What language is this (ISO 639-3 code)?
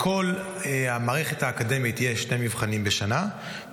heb